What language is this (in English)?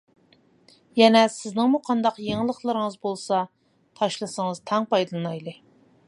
Uyghur